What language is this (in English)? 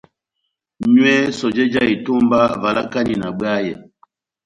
Batanga